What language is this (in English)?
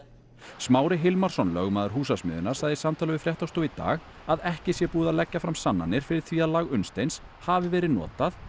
Icelandic